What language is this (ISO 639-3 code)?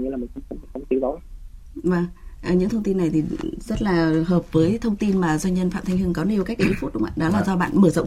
vie